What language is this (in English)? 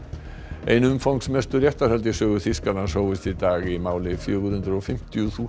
Icelandic